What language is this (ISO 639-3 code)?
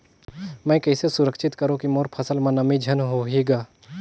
hne